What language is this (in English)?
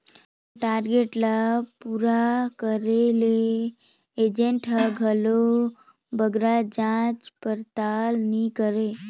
Chhattisgarhi